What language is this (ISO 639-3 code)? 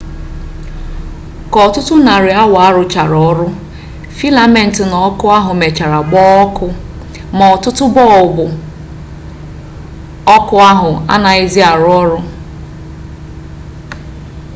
ibo